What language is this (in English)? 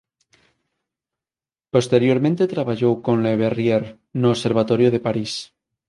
Galician